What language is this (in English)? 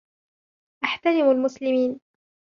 Arabic